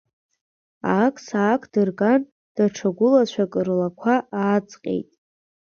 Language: Abkhazian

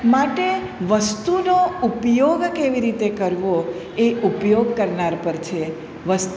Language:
Gujarati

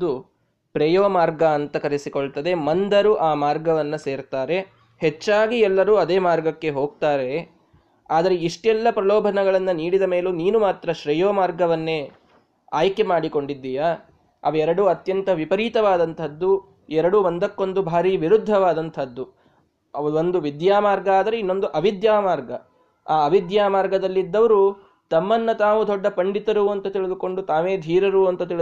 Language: Kannada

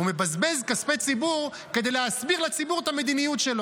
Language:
Hebrew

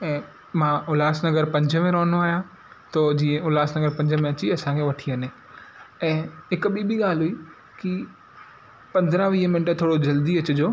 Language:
Sindhi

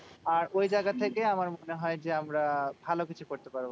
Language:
Bangla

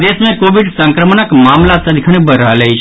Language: Maithili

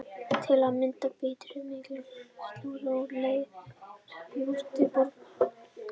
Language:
Icelandic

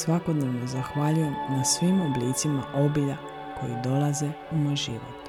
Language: Croatian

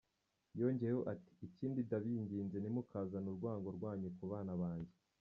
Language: Kinyarwanda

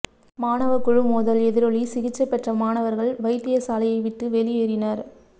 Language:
Tamil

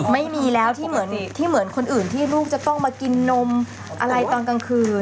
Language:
Thai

